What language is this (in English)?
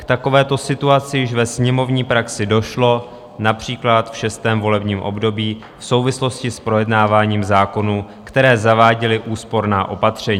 Czech